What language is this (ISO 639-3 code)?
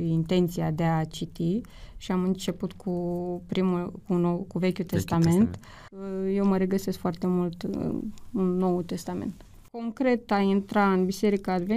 ron